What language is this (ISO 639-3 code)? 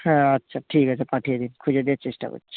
ben